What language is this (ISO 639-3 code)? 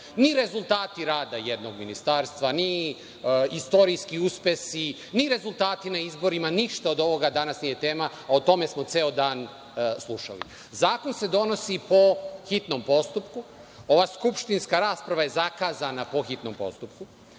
srp